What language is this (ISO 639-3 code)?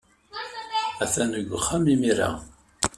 kab